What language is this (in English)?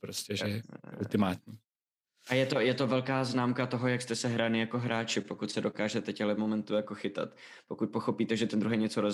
Czech